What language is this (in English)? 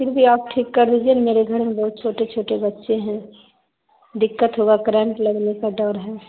Urdu